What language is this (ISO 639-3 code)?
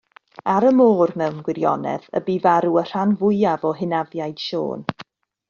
cym